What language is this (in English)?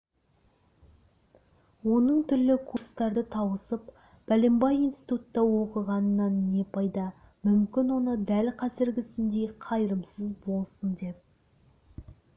Kazakh